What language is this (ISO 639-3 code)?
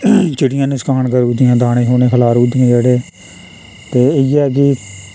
doi